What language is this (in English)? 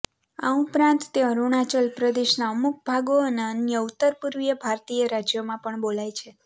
Gujarati